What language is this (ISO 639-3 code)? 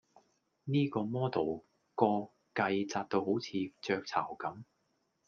yue